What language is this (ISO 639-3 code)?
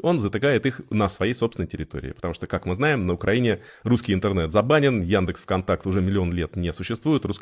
rus